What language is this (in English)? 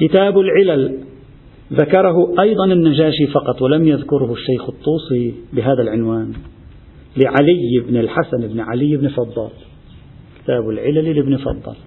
Arabic